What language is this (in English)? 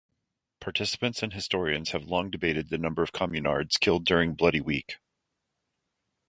English